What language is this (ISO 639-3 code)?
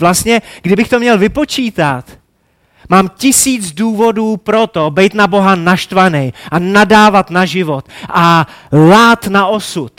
ces